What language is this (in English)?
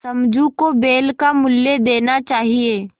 Hindi